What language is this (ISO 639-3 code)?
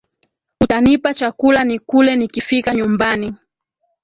swa